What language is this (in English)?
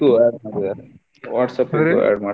Kannada